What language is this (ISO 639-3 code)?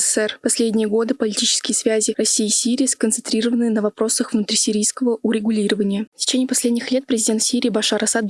rus